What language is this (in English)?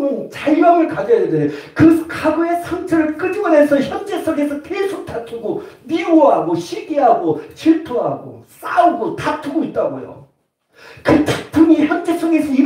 Korean